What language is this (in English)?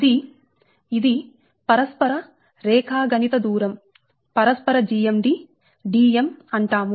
Telugu